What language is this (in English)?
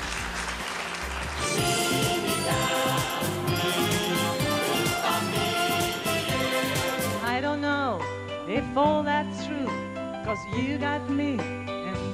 Romanian